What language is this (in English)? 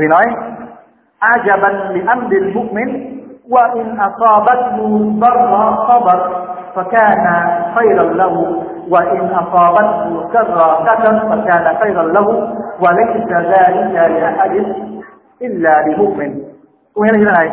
Vietnamese